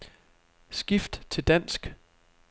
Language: Danish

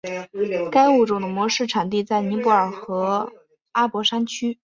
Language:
Chinese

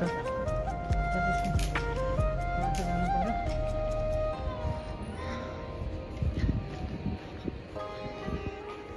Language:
Turkish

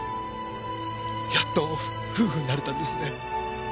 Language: Japanese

